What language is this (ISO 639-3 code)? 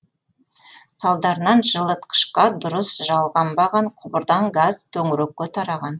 kaz